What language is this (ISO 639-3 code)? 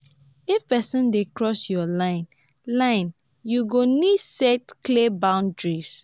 pcm